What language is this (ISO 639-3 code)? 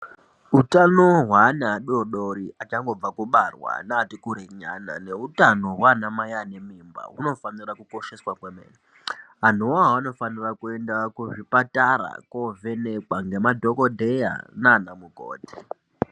ndc